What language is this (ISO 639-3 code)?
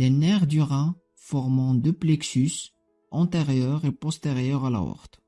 fra